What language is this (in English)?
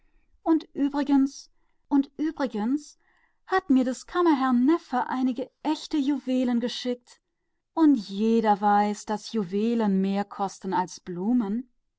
German